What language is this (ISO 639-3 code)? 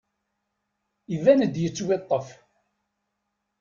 kab